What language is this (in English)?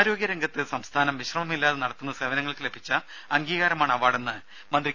Malayalam